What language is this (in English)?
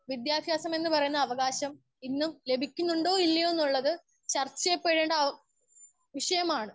Malayalam